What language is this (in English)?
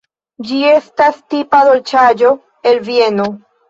Esperanto